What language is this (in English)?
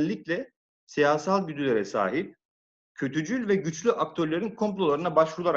Turkish